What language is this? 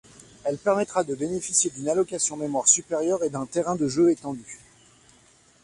French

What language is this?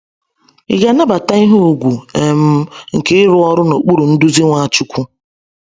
Igbo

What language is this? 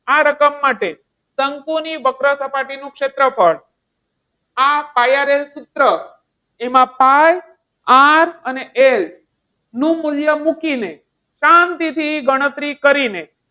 Gujarati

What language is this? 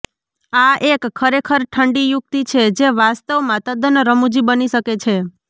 Gujarati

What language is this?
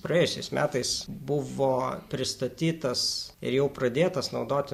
Lithuanian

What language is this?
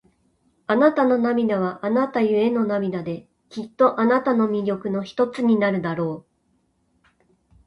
Japanese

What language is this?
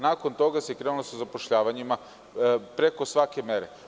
Serbian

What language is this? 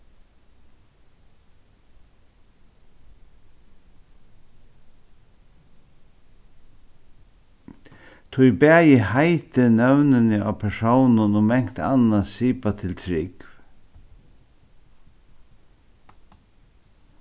Faroese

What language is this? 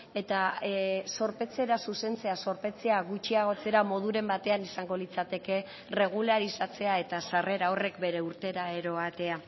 Basque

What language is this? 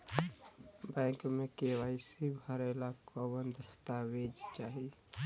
Bhojpuri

